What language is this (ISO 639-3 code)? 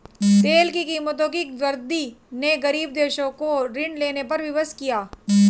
hin